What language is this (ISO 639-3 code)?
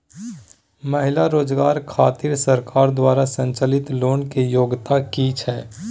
mai